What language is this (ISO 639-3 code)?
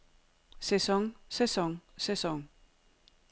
dan